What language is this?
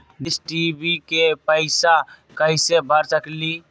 Magahi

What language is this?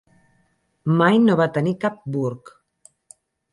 Catalan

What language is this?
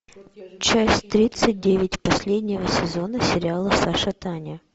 Russian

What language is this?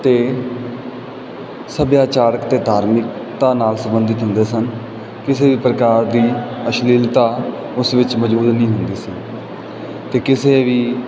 Punjabi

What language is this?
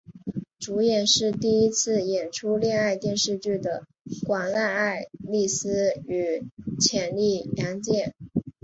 Chinese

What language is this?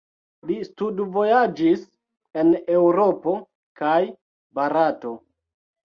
Esperanto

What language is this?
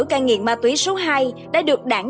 Vietnamese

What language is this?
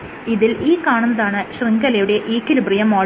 Malayalam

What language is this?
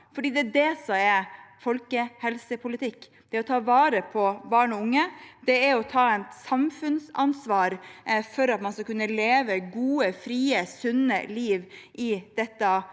Norwegian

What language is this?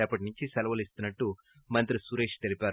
Telugu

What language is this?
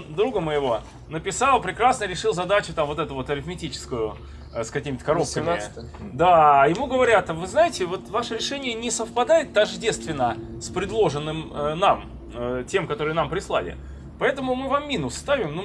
Russian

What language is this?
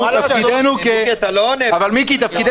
Hebrew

